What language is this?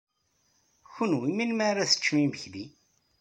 Kabyle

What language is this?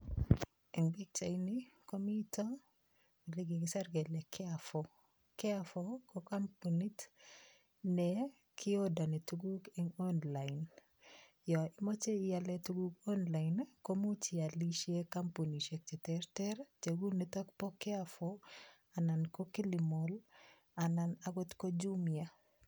Kalenjin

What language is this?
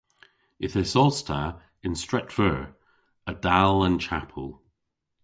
Cornish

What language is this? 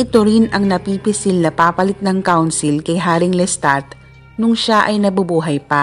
Filipino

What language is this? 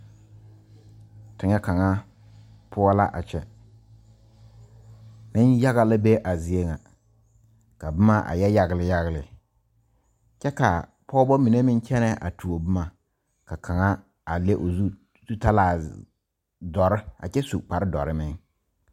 Southern Dagaare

